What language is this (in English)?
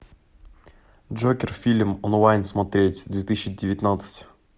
Russian